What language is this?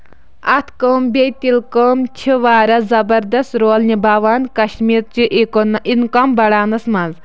Kashmiri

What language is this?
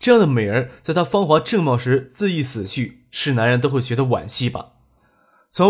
Chinese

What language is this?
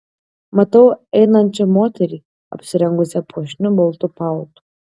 Lithuanian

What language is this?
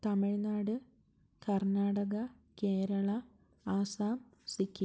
Malayalam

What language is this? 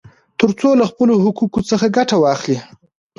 Pashto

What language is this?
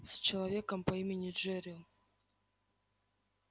Russian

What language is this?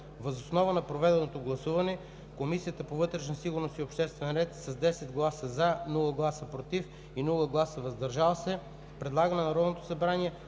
Bulgarian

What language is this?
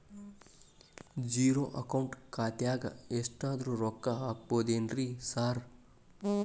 Kannada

